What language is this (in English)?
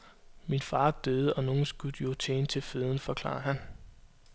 Danish